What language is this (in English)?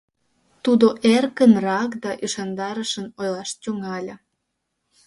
Mari